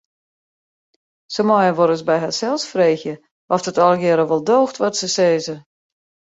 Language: Western Frisian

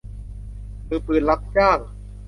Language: Thai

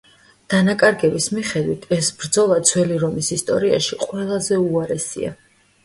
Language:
Georgian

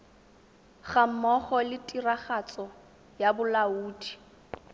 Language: Tswana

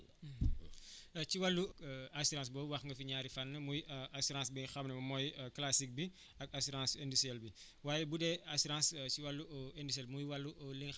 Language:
Wolof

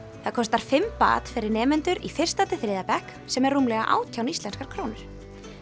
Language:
Icelandic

